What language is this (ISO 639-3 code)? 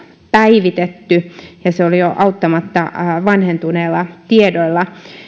fin